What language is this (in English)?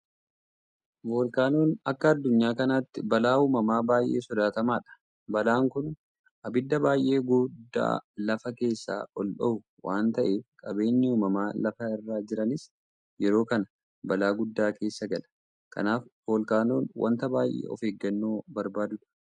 Oromo